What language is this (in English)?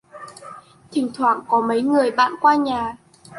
Vietnamese